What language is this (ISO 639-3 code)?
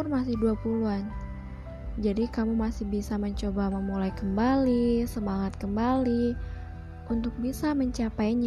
ind